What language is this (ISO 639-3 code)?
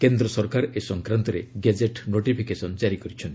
ori